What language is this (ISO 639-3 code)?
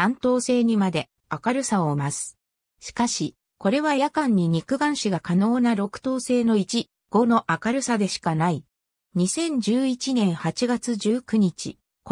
jpn